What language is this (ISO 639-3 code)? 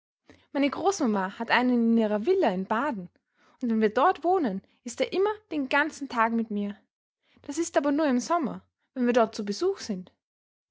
deu